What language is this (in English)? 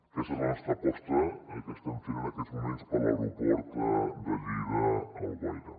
Catalan